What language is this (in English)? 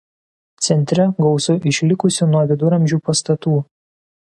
Lithuanian